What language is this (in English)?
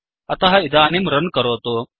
Sanskrit